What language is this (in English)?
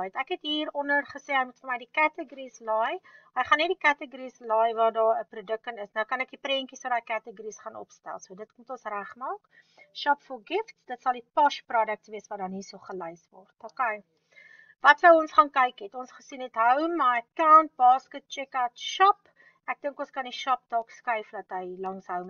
Dutch